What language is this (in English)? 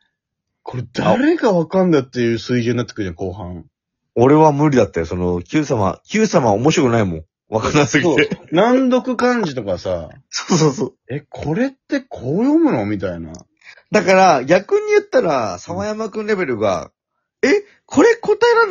Japanese